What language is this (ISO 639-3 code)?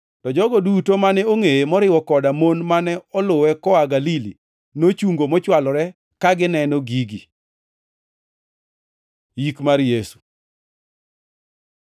luo